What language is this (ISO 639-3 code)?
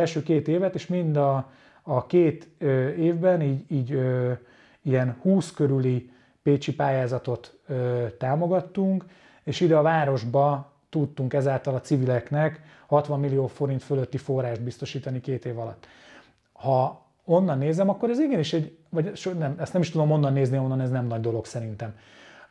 hun